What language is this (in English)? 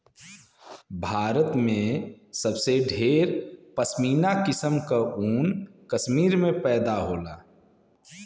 Bhojpuri